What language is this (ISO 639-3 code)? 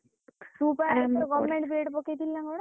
ori